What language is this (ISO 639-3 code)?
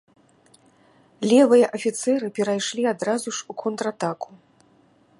bel